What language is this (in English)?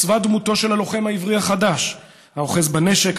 Hebrew